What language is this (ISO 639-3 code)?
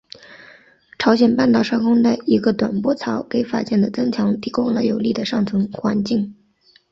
zho